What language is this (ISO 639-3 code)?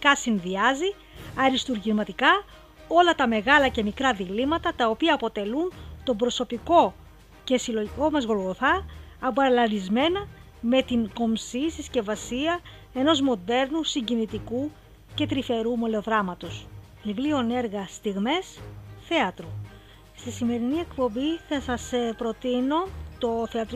ell